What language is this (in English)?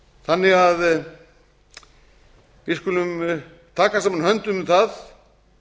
Icelandic